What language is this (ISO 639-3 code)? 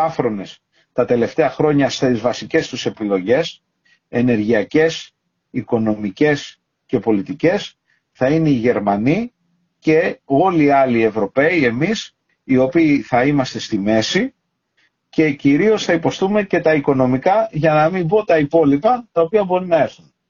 ell